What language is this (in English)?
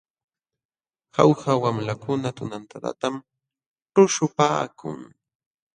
Jauja Wanca Quechua